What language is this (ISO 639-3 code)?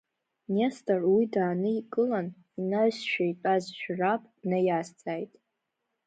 abk